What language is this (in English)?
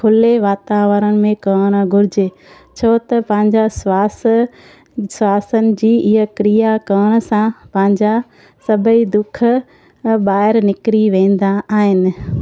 Sindhi